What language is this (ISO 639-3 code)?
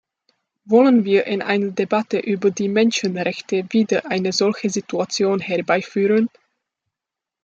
deu